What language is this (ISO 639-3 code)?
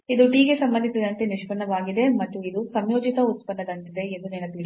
kan